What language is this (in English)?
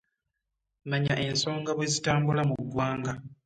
Ganda